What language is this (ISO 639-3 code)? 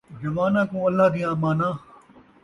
skr